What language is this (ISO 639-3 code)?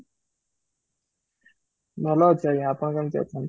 ori